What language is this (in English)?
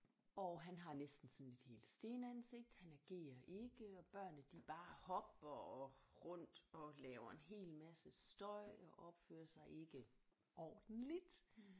Danish